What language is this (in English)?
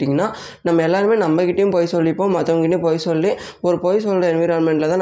Tamil